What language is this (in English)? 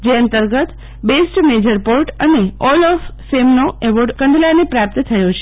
Gujarati